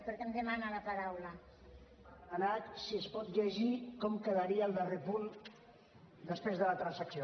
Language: Catalan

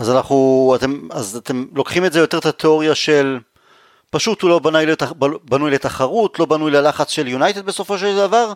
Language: Hebrew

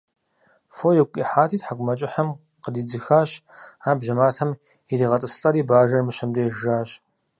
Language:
Kabardian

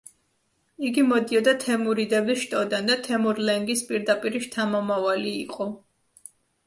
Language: Georgian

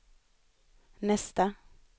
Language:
Swedish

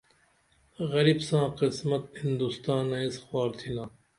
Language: Dameli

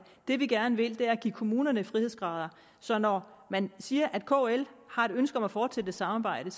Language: Danish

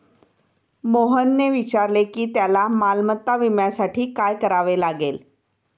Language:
Marathi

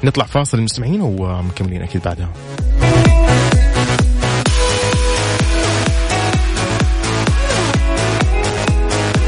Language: Arabic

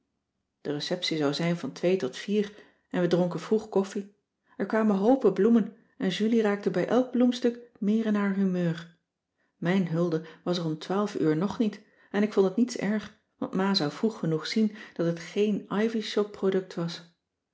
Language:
Dutch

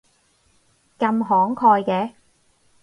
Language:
Cantonese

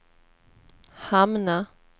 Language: Swedish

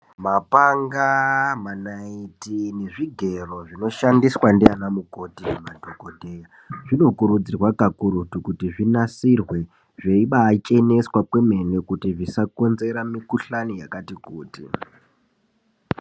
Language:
Ndau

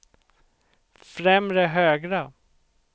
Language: Swedish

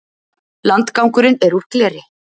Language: Icelandic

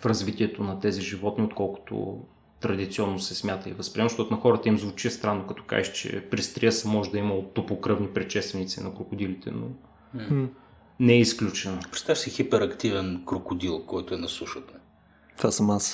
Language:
Bulgarian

